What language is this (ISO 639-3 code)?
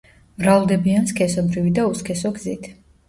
kat